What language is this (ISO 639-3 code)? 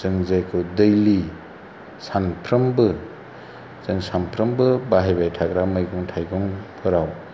brx